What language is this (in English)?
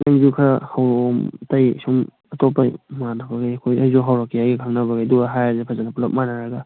Manipuri